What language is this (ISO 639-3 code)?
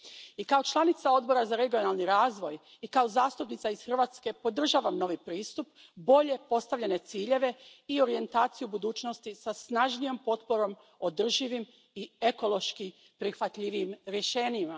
hrv